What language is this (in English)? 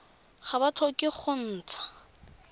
Tswana